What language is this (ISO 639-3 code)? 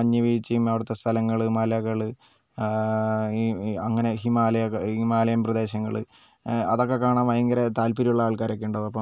mal